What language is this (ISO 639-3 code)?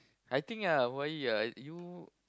eng